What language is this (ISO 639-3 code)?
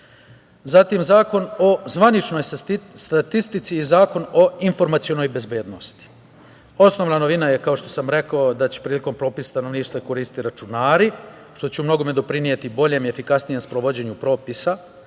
srp